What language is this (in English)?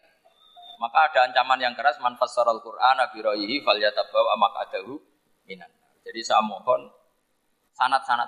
Indonesian